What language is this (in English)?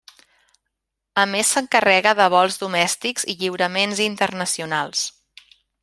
Catalan